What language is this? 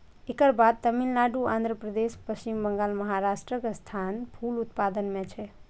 Maithili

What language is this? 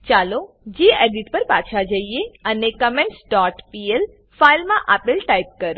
Gujarati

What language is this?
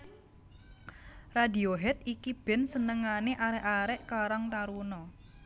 Javanese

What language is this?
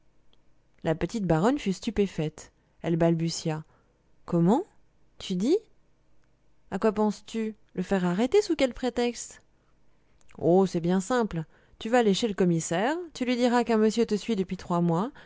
French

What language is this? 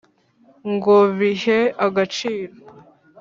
Kinyarwanda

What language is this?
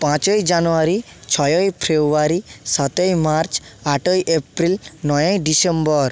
Bangla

